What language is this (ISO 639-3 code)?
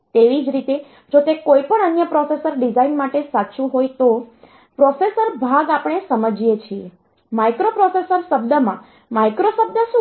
guj